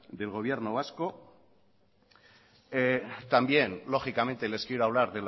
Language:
Spanish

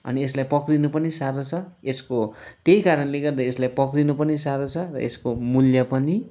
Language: Nepali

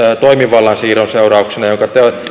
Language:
Finnish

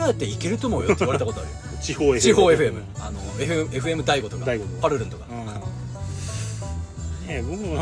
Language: Japanese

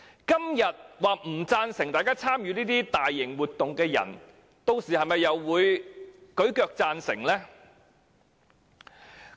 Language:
Cantonese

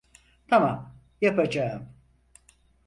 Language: Turkish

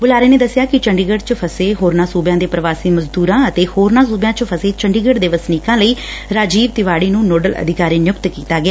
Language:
Punjabi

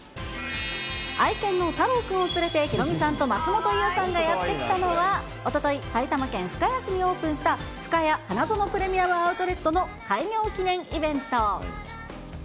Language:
Japanese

